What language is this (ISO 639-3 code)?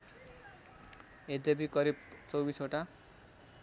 nep